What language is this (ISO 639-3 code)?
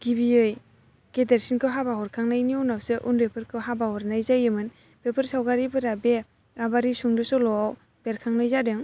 brx